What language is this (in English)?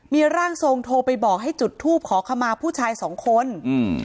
Thai